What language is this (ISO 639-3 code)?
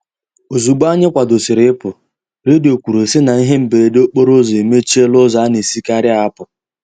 ibo